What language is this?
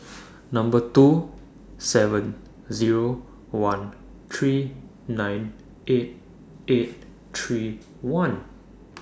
English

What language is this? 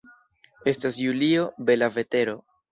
Esperanto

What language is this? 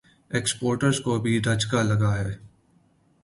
Urdu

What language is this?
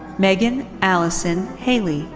English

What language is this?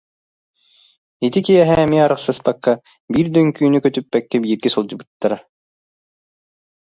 Yakut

